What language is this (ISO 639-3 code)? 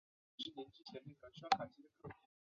zho